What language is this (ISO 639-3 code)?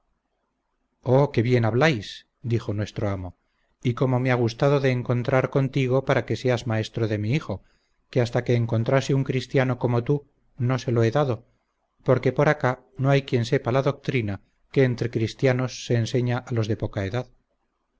spa